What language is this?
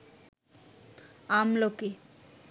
Bangla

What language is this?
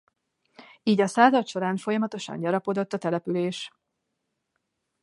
Hungarian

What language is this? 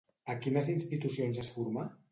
Catalan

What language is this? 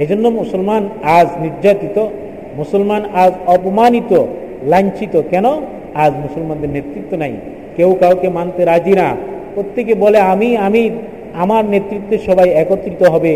Bangla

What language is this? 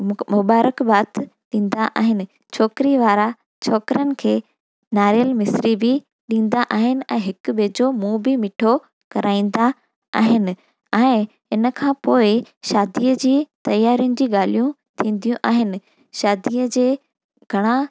Sindhi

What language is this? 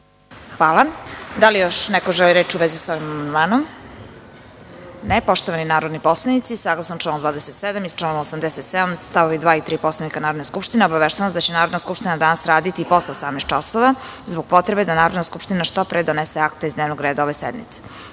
Serbian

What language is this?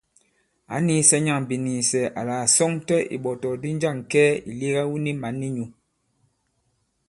Bankon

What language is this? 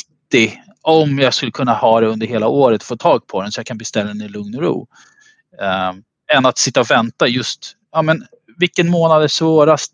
Swedish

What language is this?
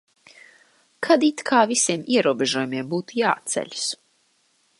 Latvian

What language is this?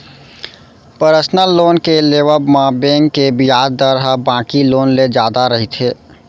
Chhattisgarhi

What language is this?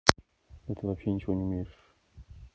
Russian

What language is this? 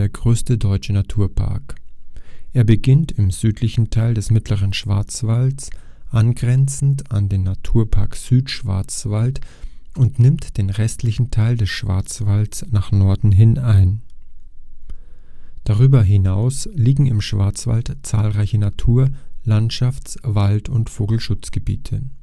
German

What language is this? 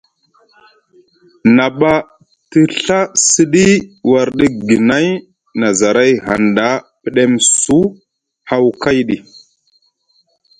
Musgu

